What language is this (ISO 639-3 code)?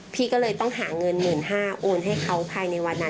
tha